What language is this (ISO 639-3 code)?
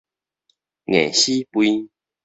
nan